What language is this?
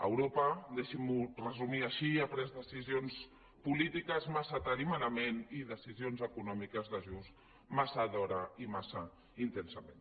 Catalan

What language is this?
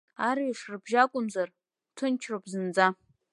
Abkhazian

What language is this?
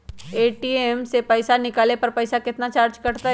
Magahi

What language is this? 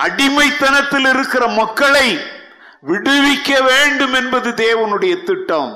Tamil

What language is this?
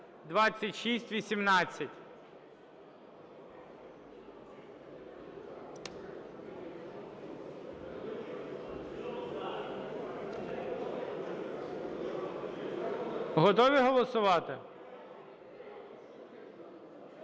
Ukrainian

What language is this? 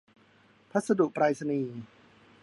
Thai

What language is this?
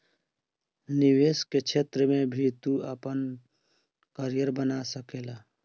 Bhojpuri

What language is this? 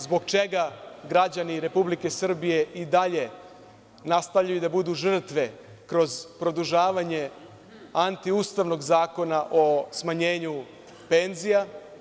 Serbian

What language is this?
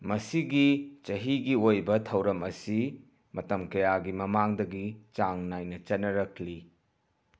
Manipuri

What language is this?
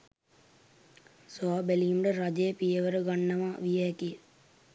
Sinhala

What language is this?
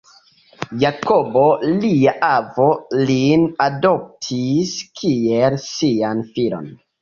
Esperanto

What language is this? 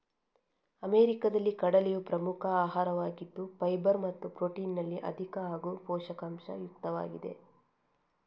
Kannada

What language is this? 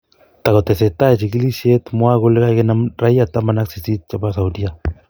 Kalenjin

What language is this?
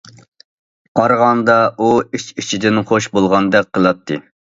Uyghur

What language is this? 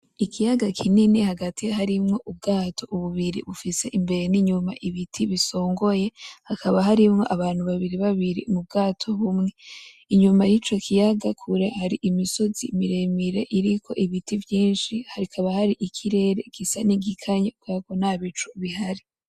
Rundi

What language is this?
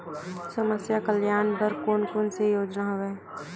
Chhattisgarhi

